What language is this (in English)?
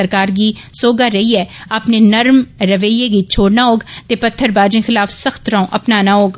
Dogri